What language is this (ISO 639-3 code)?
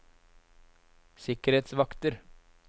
nor